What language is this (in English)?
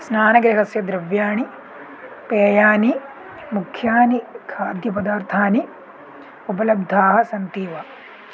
Sanskrit